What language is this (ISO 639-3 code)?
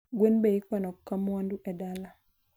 luo